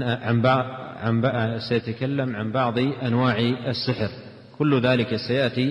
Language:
Arabic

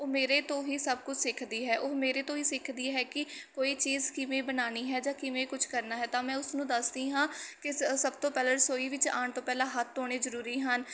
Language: Punjabi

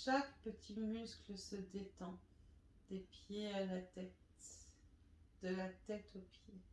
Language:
French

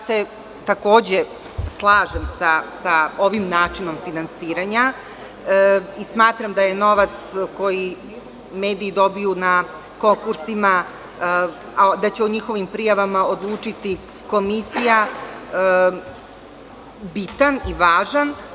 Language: Serbian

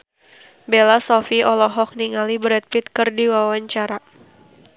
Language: Sundanese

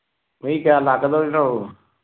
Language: Manipuri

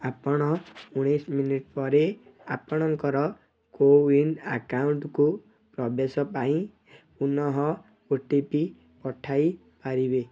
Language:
Odia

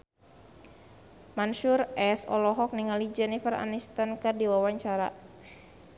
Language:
Sundanese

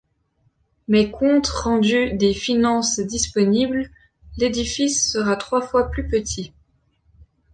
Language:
French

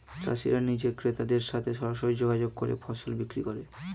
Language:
Bangla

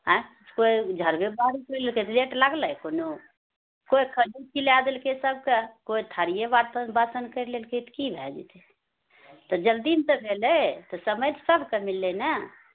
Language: Maithili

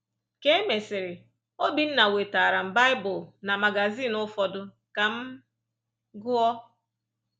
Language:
Igbo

